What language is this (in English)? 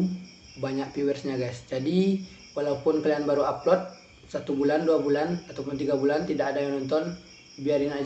Indonesian